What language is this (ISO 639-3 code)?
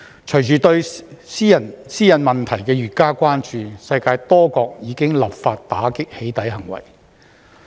yue